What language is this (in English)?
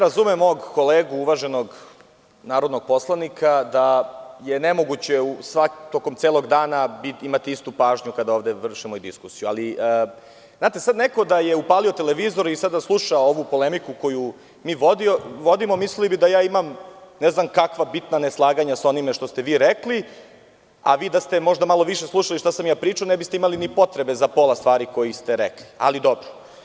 Serbian